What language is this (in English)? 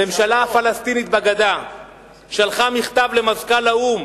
Hebrew